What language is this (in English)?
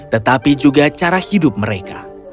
Indonesian